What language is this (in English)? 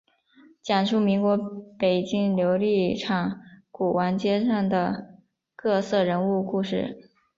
Chinese